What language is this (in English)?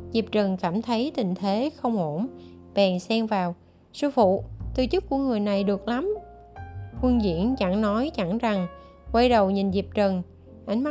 Vietnamese